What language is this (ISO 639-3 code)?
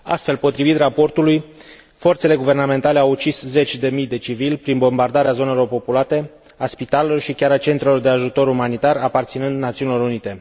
ron